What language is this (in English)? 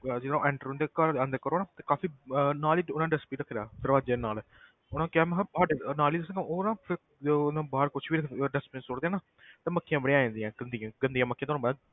Punjabi